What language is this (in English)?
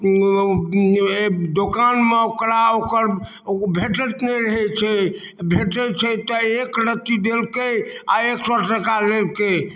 Maithili